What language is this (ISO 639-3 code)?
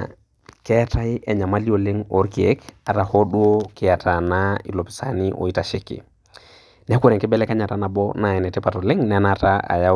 mas